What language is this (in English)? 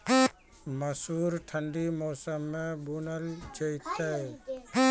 Maithili